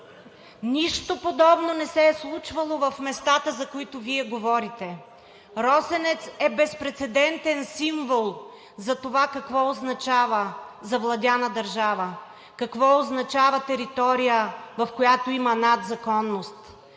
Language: Bulgarian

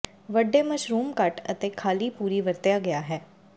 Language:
Punjabi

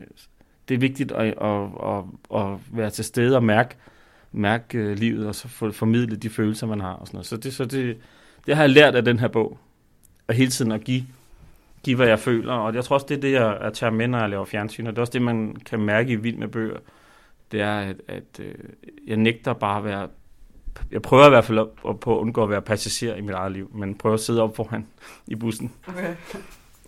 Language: Danish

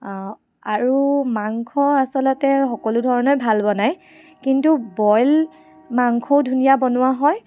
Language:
Assamese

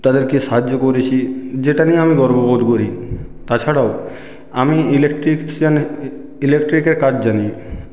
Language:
Bangla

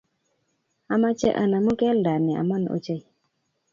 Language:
Kalenjin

